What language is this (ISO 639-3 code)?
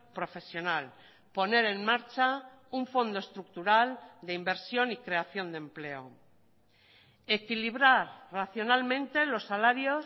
spa